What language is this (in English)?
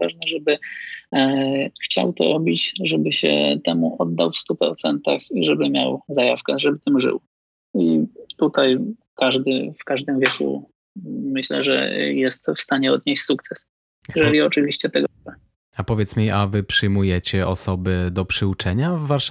Polish